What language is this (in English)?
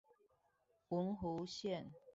Chinese